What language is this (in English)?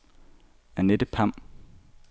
Danish